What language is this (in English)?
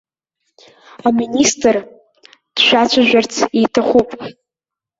Abkhazian